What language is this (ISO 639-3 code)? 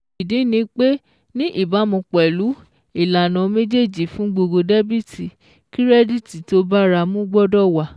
yor